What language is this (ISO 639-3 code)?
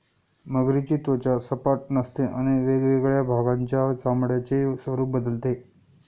mar